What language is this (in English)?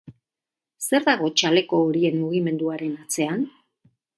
Basque